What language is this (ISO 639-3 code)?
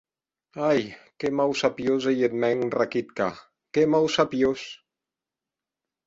oci